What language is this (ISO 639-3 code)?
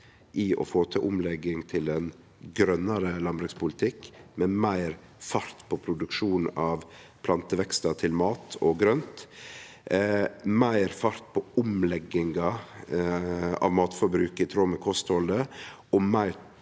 nor